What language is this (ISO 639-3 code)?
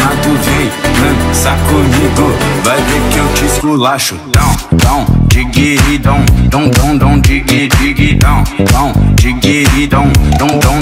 por